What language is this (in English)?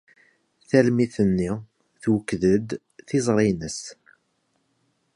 Kabyle